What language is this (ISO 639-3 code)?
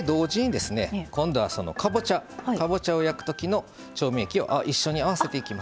jpn